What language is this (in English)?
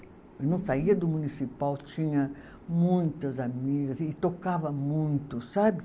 Portuguese